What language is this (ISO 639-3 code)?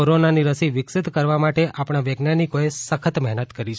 guj